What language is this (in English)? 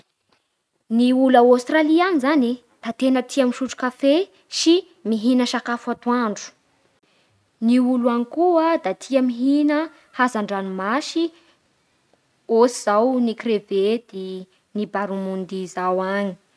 Bara Malagasy